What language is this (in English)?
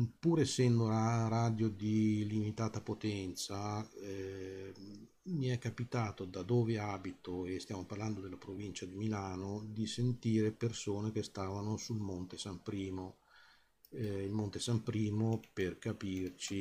Italian